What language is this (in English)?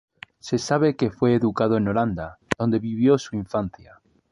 Spanish